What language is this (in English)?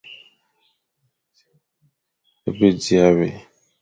Fang